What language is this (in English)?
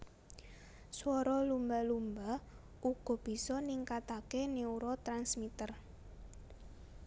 Javanese